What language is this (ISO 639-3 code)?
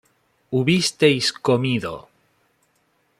spa